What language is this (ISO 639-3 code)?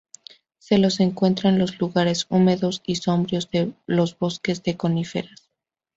spa